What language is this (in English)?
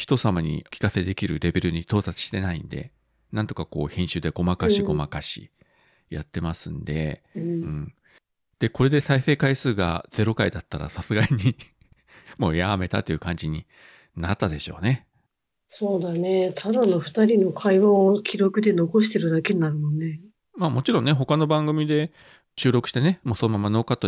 Japanese